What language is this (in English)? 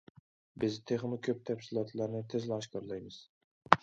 Uyghur